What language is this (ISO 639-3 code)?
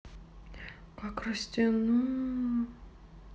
rus